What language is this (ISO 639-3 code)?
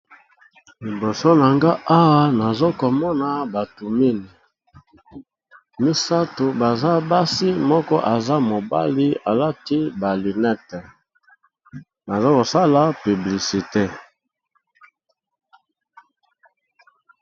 lin